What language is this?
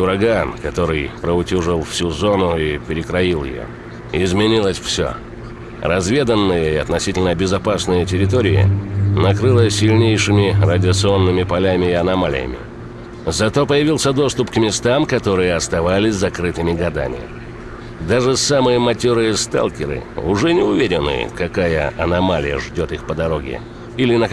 Russian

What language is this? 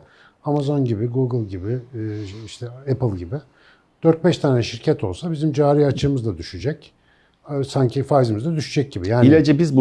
Turkish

